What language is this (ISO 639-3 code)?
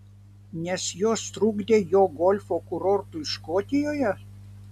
lit